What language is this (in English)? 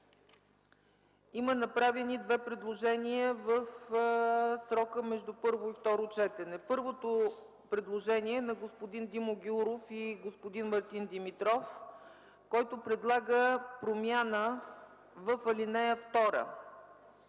Bulgarian